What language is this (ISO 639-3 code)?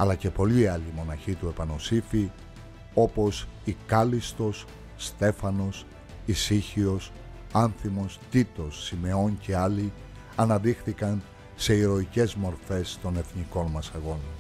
ell